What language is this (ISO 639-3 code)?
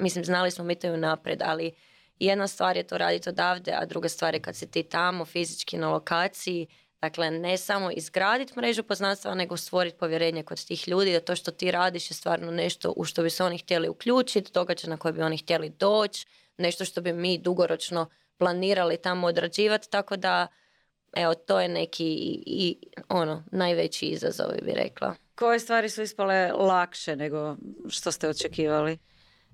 hrv